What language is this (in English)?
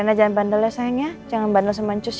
Indonesian